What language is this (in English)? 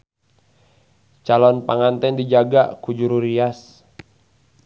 Sundanese